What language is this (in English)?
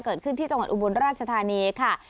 Thai